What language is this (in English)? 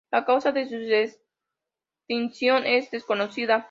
Spanish